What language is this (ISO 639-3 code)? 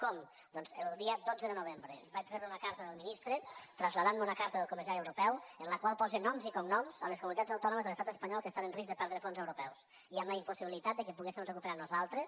cat